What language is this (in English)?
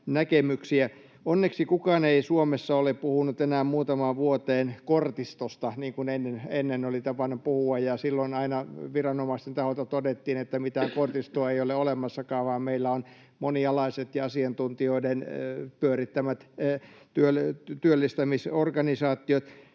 Finnish